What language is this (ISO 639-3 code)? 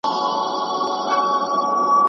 pus